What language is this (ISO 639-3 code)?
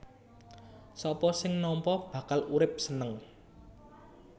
jav